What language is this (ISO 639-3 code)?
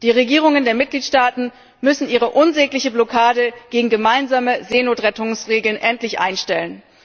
deu